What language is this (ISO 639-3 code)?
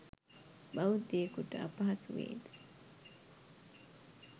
sin